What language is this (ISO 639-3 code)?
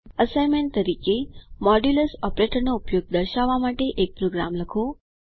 guj